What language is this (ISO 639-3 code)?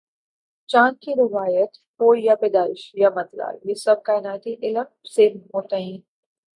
urd